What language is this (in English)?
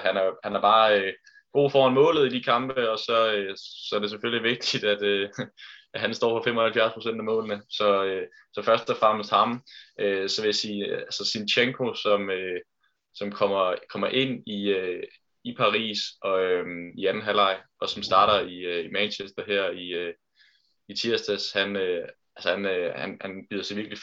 Danish